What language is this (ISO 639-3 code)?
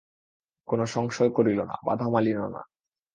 ben